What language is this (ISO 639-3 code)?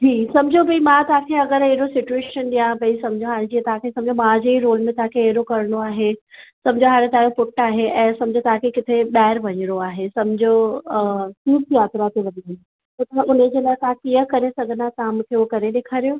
snd